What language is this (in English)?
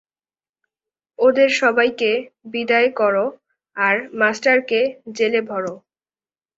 Bangla